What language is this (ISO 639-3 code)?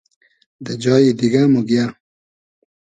haz